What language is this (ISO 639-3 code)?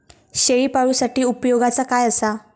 mar